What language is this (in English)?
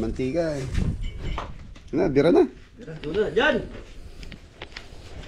Filipino